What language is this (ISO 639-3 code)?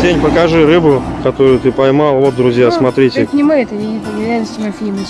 rus